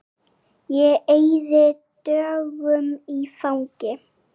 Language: Icelandic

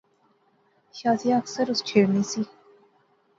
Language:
Pahari-Potwari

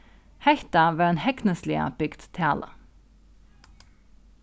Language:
Faroese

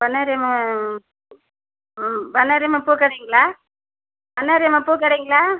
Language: Tamil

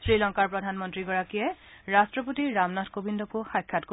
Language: Assamese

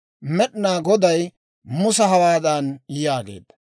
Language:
Dawro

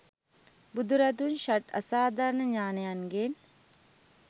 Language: Sinhala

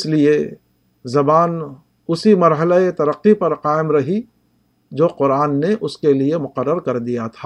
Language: Urdu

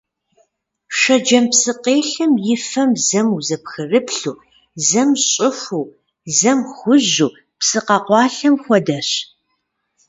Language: Kabardian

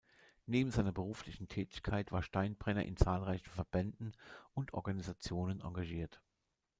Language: German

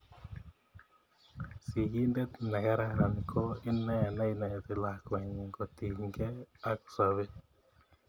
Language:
Kalenjin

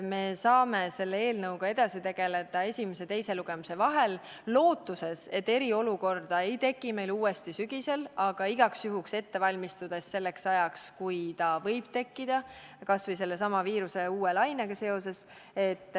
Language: Estonian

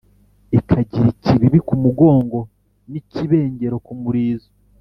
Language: Kinyarwanda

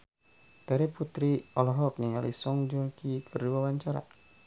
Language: Sundanese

